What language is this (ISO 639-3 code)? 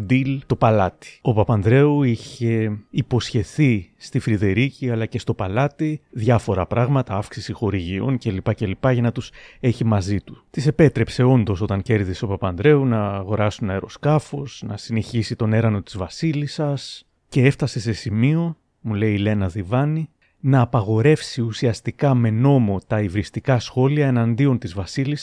ell